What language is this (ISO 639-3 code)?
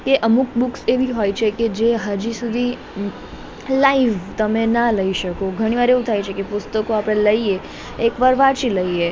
guj